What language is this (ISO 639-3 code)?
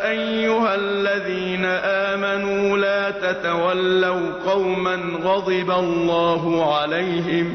ara